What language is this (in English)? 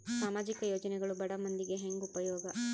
Kannada